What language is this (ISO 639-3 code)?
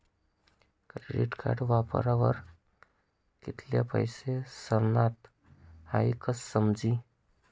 mar